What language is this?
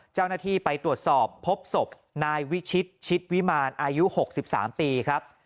Thai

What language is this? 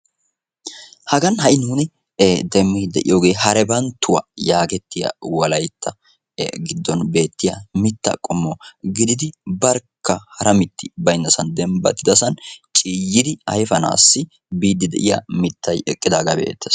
Wolaytta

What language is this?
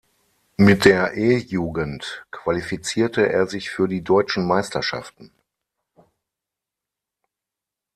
German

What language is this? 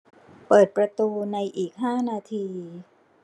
Thai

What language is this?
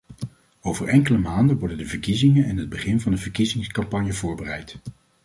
Dutch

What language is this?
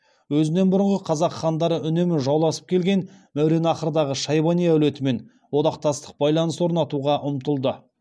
Kazakh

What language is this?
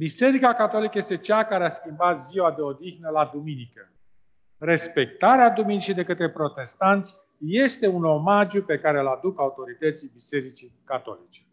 Romanian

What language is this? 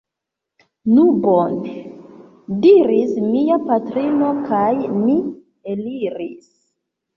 Esperanto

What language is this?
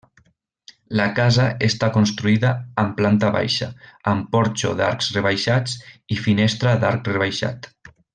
Catalan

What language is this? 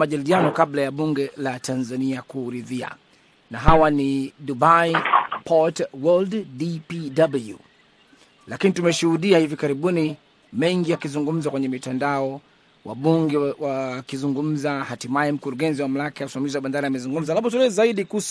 Swahili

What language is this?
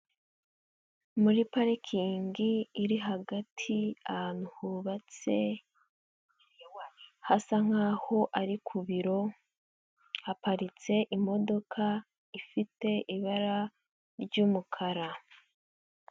Kinyarwanda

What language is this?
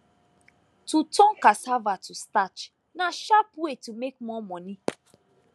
Nigerian Pidgin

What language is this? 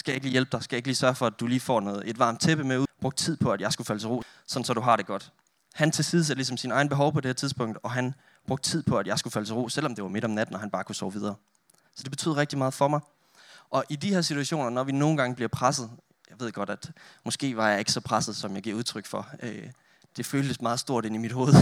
Danish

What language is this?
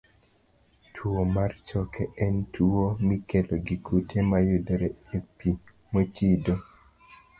Luo (Kenya and Tanzania)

